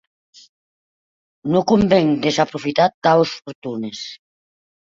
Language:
Occitan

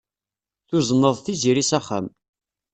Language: Kabyle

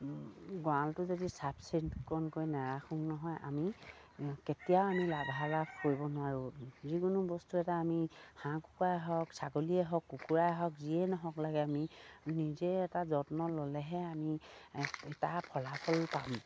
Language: Assamese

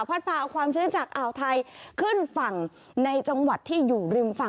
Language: Thai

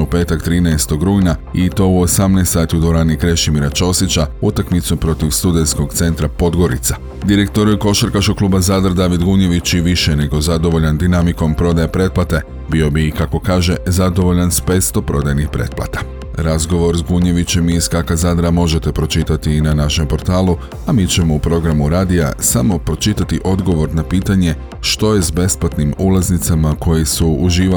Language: Croatian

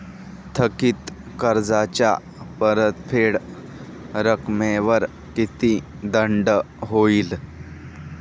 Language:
Marathi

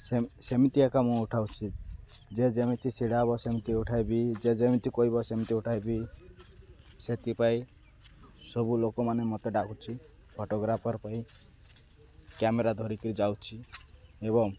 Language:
Odia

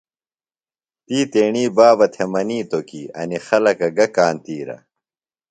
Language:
Phalura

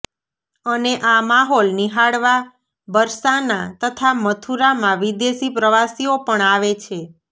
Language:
Gujarati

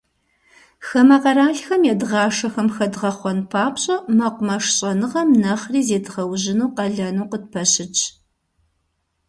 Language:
Kabardian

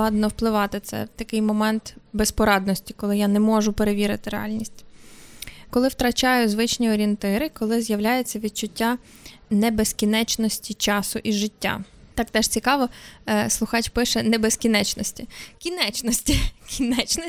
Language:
Ukrainian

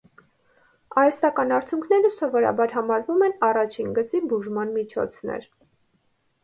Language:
Armenian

